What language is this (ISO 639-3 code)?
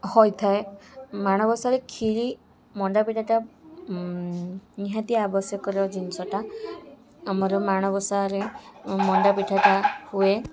ori